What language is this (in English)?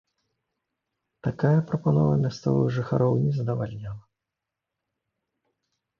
Belarusian